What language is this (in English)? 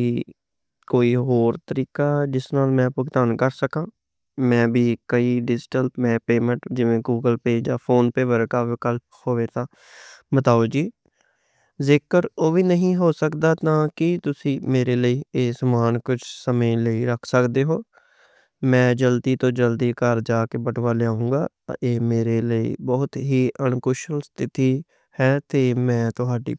Western Panjabi